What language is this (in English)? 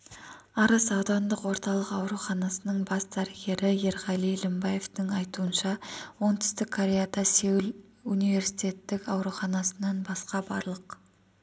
Kazakh